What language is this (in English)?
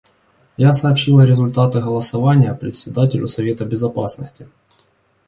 Russian